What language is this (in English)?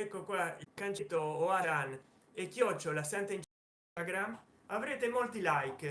Italian